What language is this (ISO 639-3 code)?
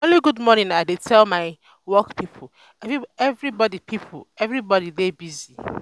pcm